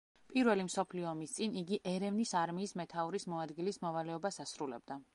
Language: Georgian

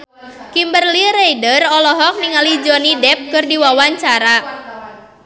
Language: Sundanese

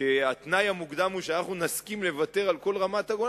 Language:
Hebrew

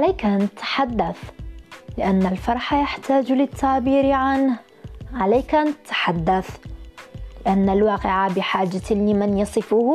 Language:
Arabic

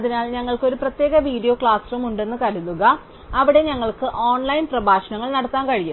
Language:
Malayalam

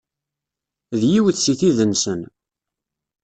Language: Kabyle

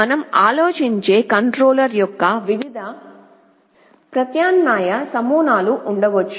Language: Telugu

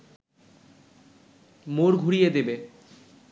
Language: Bangla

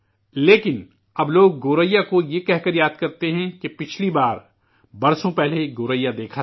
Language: Urdu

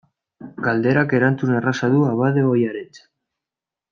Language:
Basque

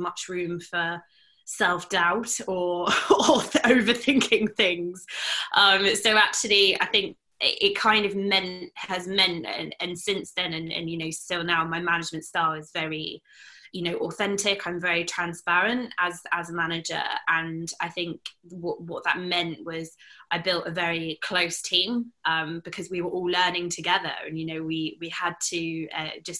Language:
English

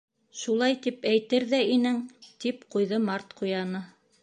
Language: Bashkir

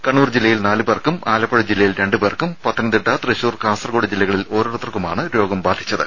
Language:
Malayalam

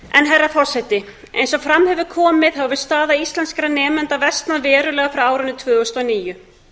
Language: Icelandic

